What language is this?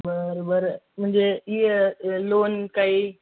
Marathi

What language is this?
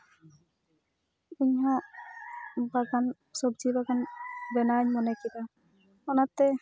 Santali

